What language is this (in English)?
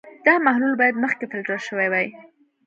Pashto